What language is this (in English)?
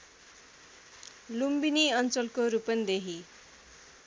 Nepali